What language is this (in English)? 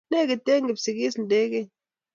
Kalenjin